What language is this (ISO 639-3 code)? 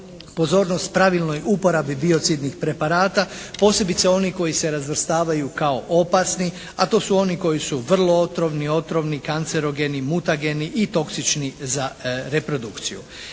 hrv